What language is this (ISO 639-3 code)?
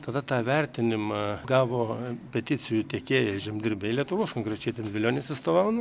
lit